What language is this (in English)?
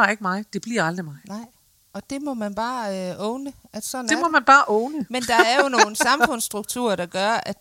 Danish